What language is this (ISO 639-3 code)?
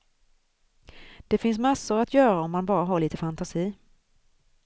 swe